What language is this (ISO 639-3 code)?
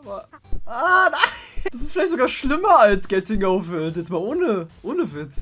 deu